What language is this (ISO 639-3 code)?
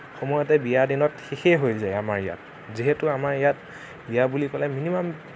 asm